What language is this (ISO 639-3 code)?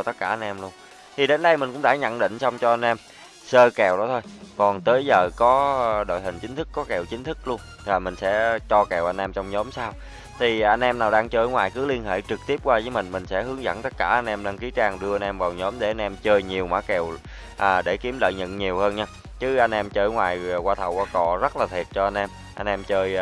vie